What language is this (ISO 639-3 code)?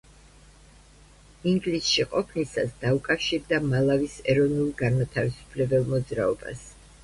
kat